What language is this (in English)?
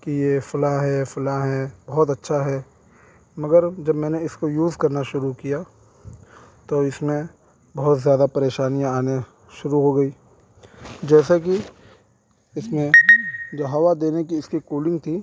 Urdu